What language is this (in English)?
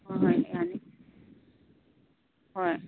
Manipuri